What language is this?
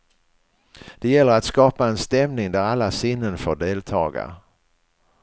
Swedish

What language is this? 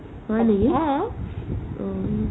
Assamese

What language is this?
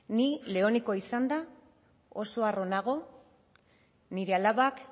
Basque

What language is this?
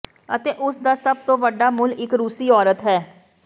Punjabi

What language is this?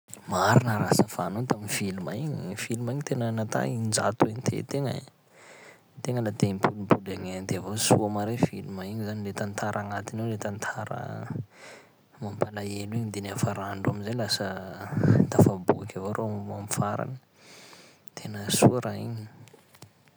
Sakalava Malagasy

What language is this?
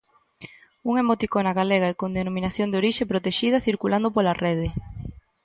Galician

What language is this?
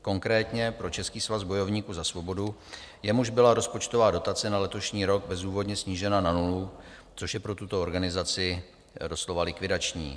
Czech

